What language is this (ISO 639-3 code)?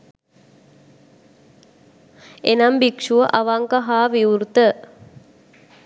sin